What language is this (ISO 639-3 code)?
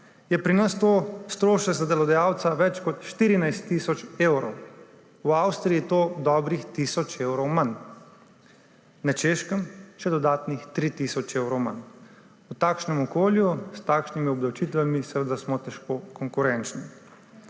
slv